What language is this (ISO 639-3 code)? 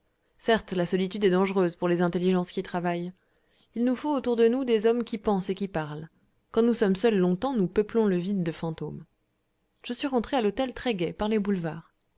fra